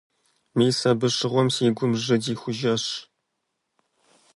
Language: Kabardian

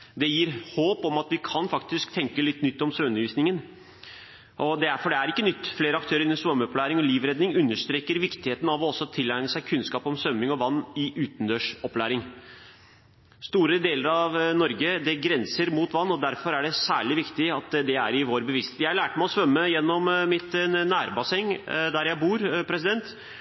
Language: Norwegian Bokmål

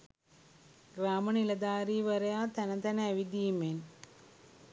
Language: Sinhala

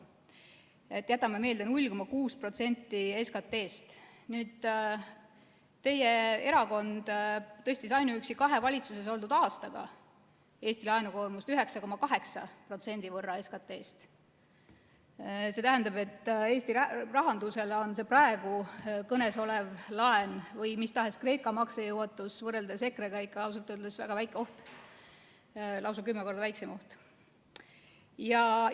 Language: Estonian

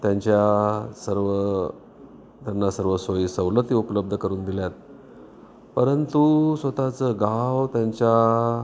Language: Marathi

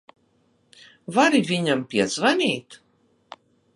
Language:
Latvian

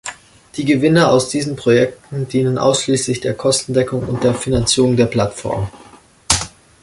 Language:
German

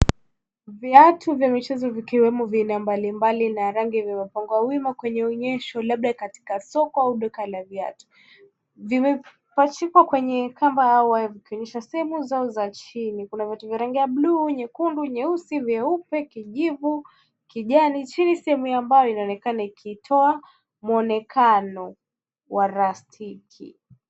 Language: Swahili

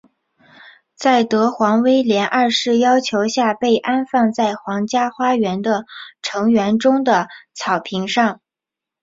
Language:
Chinese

